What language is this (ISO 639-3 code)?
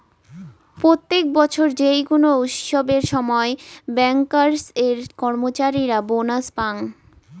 ben